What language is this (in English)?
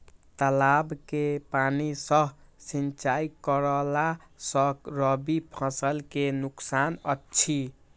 Maithili